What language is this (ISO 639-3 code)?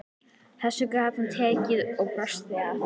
isl